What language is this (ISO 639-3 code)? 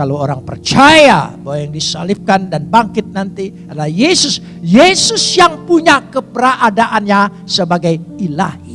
ind